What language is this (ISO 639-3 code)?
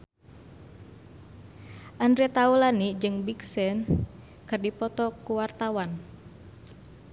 sun